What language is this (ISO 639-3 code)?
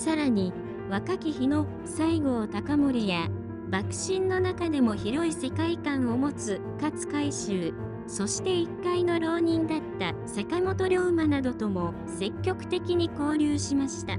jpn